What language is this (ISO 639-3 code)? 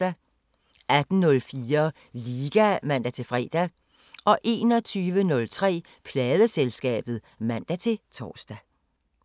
dan